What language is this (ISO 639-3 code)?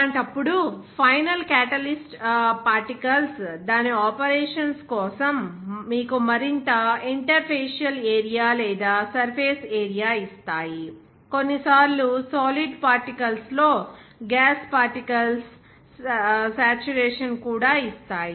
tel